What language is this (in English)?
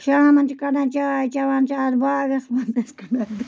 Kashmiri